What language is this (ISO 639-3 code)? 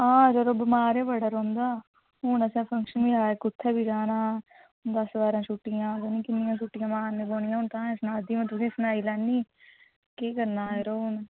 doi